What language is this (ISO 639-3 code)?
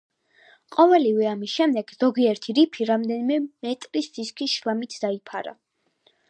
kat